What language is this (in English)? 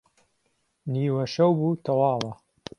Central Kurdish